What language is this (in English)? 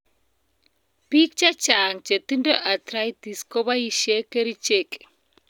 Kalenjin